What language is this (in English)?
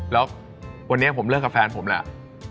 Thai